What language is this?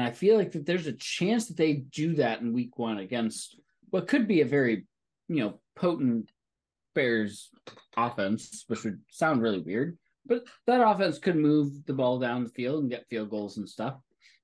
English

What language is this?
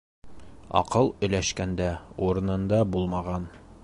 Bashkir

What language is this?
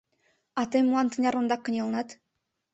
Mari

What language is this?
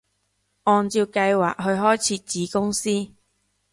Cantonese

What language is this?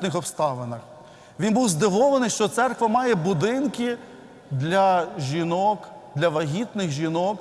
Ukrainian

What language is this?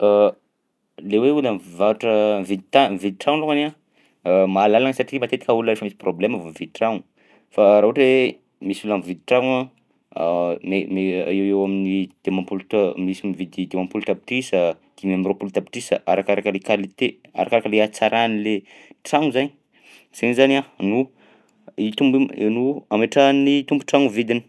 Southern Betsimisaraka Malagasy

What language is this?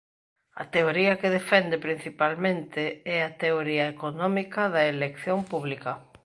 Galician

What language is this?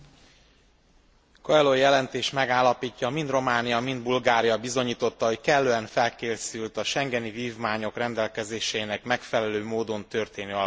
Hungarian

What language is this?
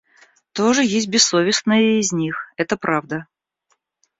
Russian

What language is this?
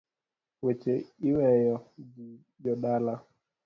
Luo (Kenya and Tanzania)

